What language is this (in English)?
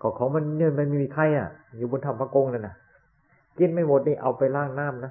Thai